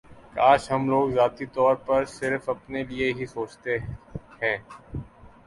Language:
Urdu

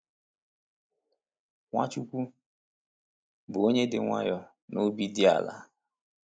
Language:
Igbo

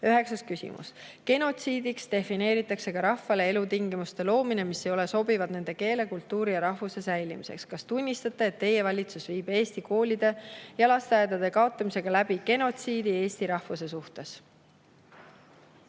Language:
Estonian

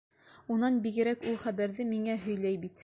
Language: Bashkir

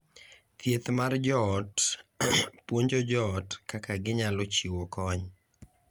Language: Luo (Kenya and Tanzania)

